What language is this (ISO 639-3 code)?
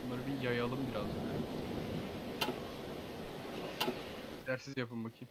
tur